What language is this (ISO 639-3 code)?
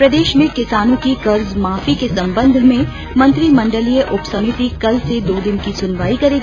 hin